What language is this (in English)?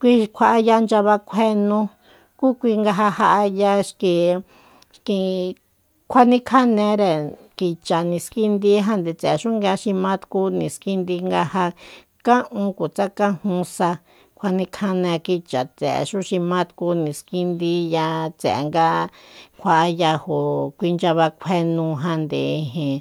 Soyaltepec Mazatec